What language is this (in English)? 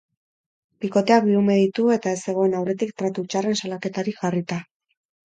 Basque